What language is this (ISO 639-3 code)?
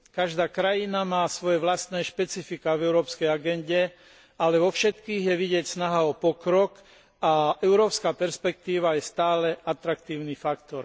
slk